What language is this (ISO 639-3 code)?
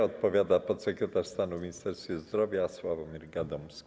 pol